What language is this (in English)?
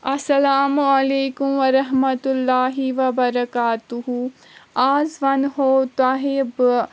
Kashmiri